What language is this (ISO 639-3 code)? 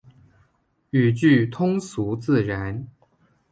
zho